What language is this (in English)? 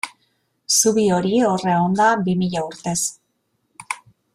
Basque